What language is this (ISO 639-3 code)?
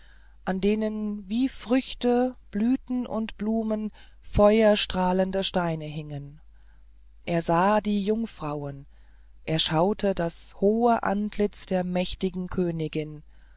deu